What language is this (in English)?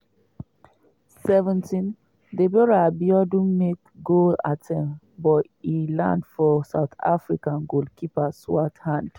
Nigerian Pidgin